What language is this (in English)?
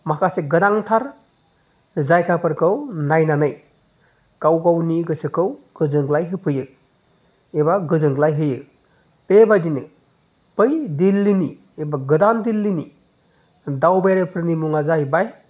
Bodo